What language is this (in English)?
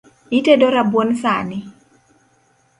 Luo (Kenya and Tanzania)